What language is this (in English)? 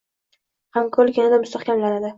Uzbek